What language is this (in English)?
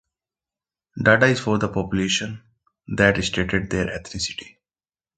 English